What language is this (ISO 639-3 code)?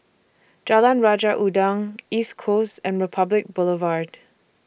eng